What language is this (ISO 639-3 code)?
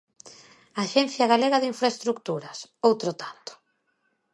glg